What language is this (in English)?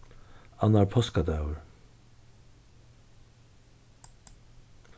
Faroese